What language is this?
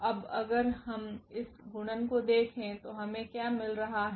Hindi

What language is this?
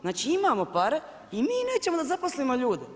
Croatian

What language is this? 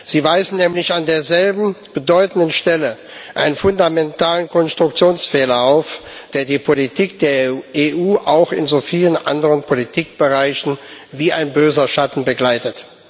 German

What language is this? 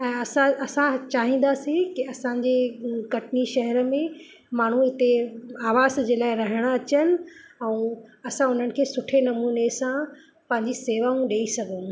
Sindhi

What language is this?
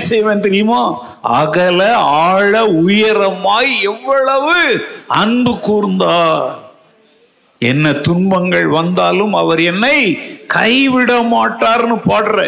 Tamil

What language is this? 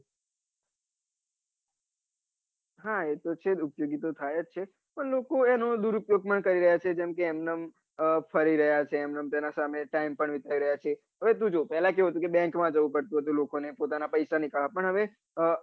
Gujarati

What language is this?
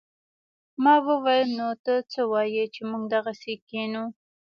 Pashto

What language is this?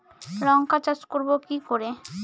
Bangla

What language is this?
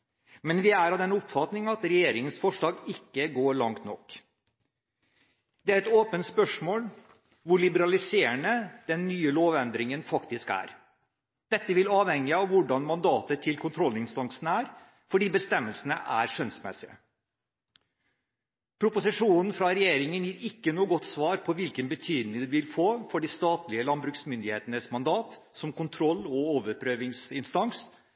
Norwegian Bokmål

